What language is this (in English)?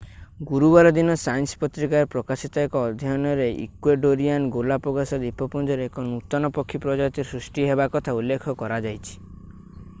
Odia